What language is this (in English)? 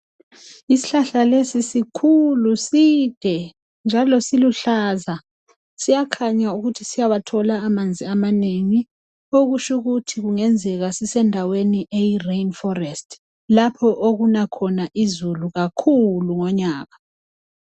North Ndebele